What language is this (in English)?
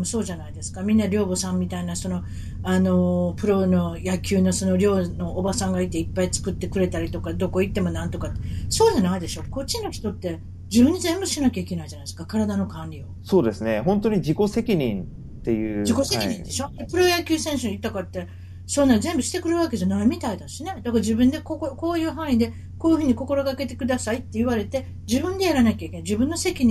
Japanese